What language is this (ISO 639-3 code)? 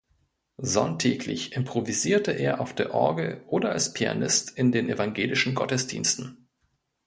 deu